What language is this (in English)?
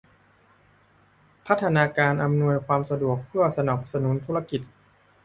Thai